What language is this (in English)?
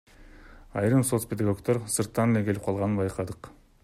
Kyrgyz